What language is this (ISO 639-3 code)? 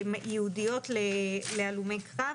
heb